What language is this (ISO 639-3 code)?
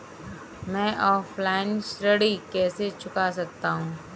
hin